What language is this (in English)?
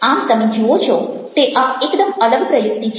Gujarati